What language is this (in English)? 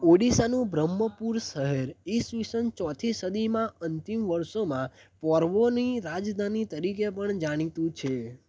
Gujarati